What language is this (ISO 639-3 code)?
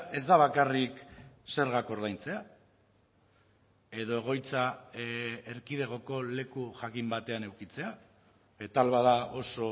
eus